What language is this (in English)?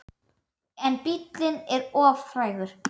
Icelandic